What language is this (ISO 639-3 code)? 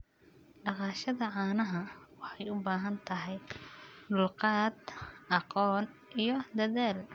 som